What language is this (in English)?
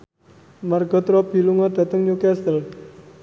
Javanese